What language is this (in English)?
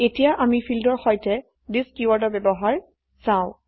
Assamese